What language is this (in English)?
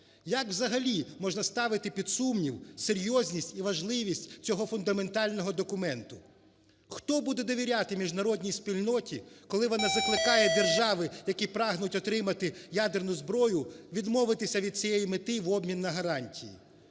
Ukrainian